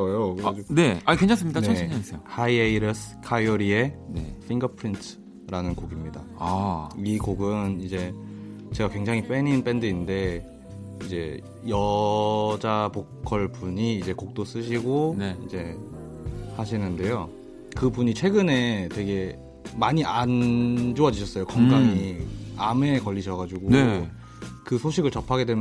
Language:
Korean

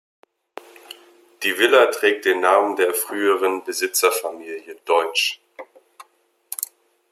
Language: German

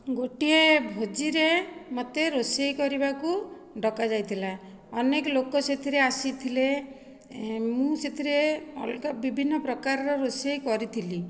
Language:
Odia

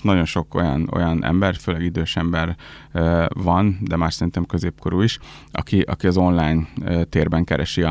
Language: Hungarian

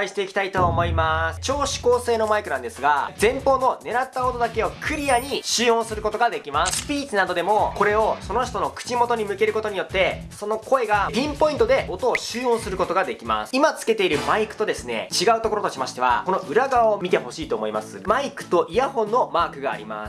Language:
Japanese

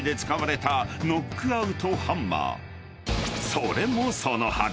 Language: Japanese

